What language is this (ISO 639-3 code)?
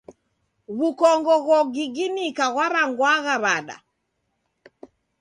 dav